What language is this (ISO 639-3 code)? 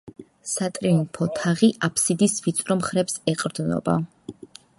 kat